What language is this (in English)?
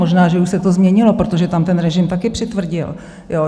Czech